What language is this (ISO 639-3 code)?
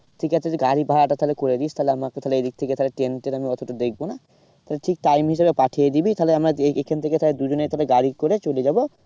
ben